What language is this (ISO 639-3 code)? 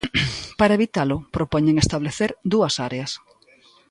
glg